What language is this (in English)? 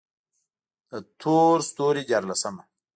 Pashto